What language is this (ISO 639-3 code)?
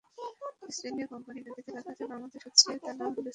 ben